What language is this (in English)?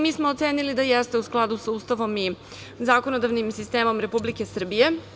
Serbian